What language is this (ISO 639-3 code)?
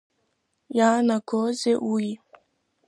abk